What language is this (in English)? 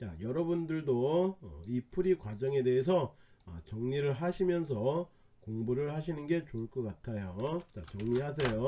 Korean